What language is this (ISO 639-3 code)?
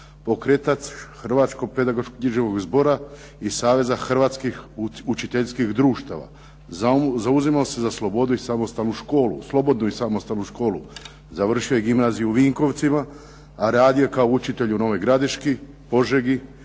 hrv